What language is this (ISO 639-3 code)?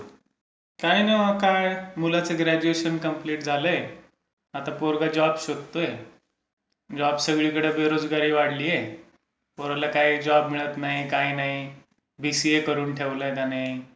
mar